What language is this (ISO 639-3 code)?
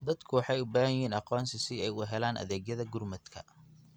som